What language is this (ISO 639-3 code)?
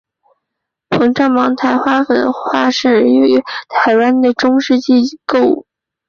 zho